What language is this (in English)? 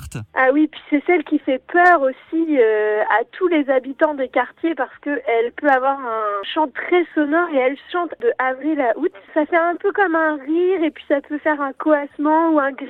French